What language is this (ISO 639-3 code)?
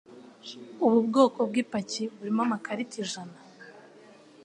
kin